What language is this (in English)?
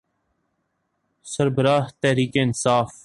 Urdu